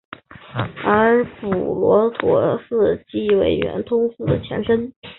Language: Chinese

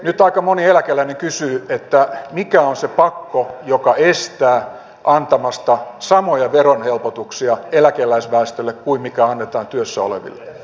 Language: Finnish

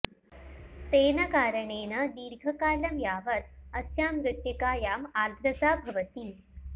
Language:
Sanskrit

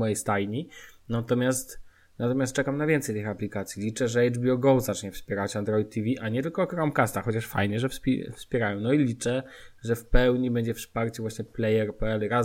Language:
Polish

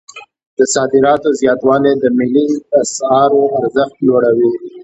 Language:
Pashto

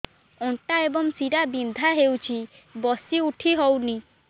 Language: Odia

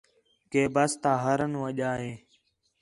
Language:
Khetrani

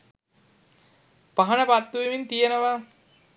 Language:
Sinhala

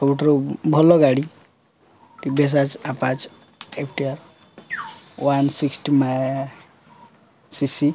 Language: Odia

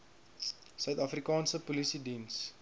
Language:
Afrikaans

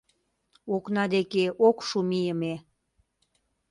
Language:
Mari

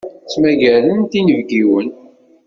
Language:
Kabyle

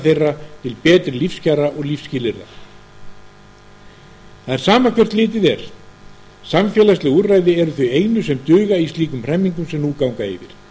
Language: Icelandic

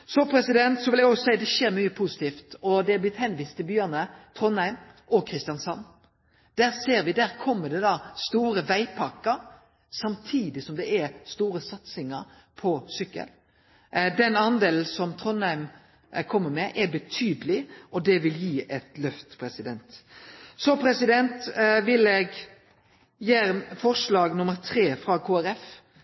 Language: Norwegian Nynorsk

